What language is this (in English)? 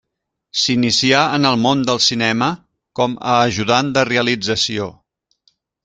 Catalan